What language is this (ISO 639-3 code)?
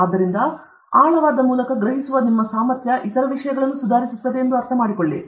kan